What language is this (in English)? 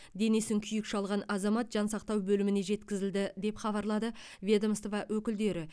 Kazakh